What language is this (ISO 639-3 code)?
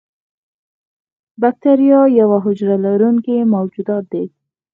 pus